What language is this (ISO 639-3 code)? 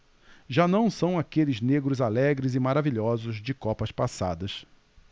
por